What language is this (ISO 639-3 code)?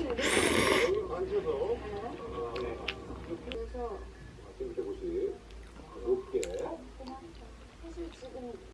kor